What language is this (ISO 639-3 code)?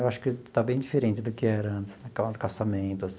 por